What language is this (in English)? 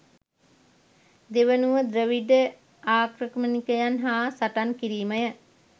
Sinhala